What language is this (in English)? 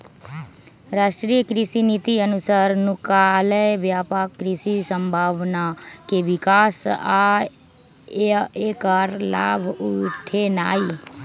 Magahi